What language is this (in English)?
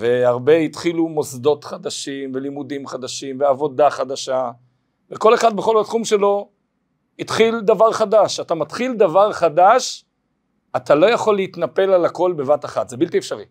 Hebrew